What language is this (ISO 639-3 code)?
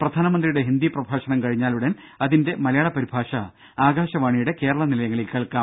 mal